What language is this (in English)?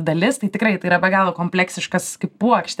Lithuanian